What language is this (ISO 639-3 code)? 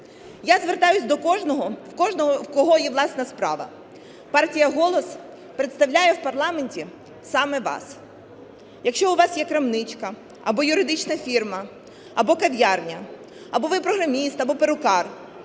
ukr